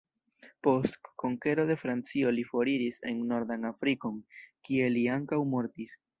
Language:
Esperanto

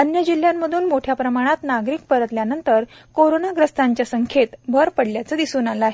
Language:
Marathi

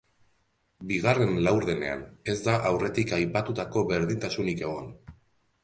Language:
Basque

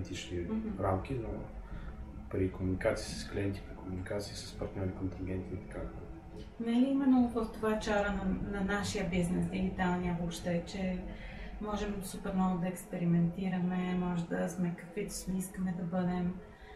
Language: Bulgarian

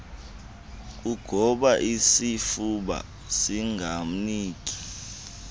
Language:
Xhosa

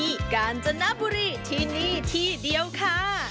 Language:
Thai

